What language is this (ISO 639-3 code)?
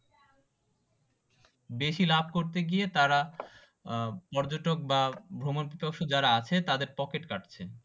ben